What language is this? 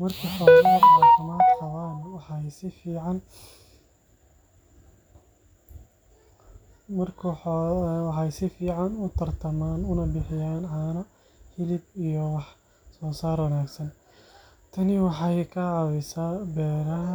Somali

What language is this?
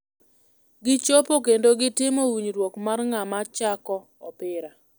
Luo (Kenya and Tanzania)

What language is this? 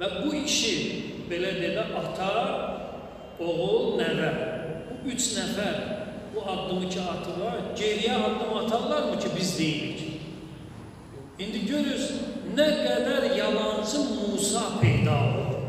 Turkish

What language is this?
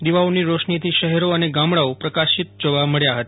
Gujarati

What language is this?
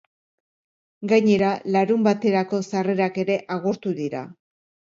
Basque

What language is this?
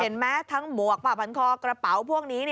Thai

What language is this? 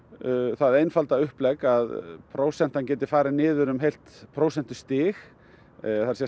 Icelandic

